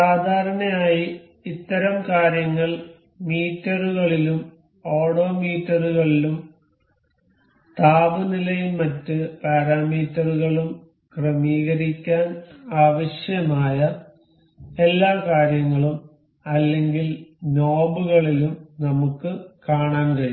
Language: Malayalam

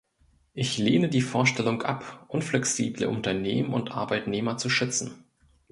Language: German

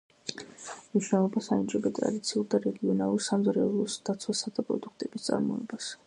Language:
Georgian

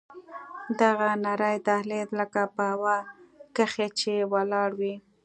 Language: Pashto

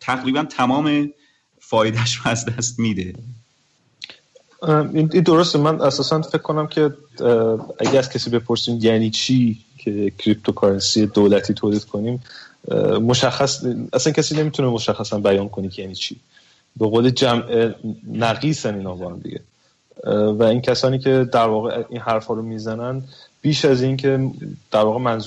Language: Persian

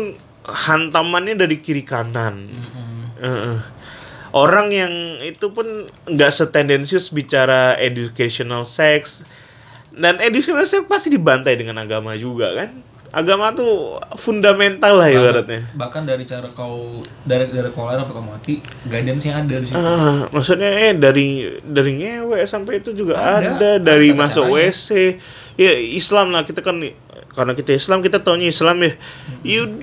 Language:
Indonesian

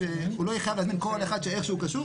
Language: Hebrew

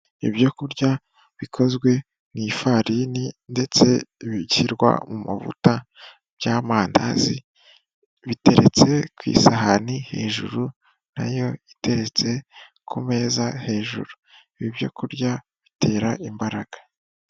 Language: Kinyarwanda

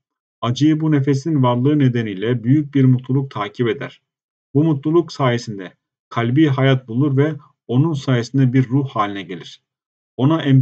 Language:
Turkish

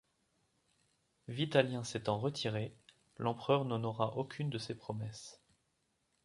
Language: French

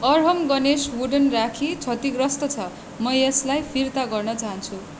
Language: Nepali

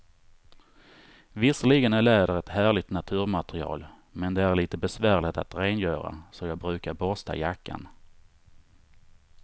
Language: Swedish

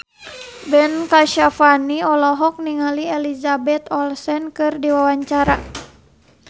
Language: Sundanese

